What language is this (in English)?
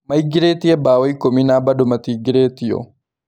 Kikuyu